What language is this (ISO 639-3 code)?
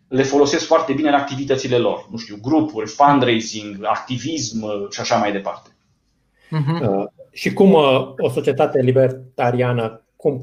ron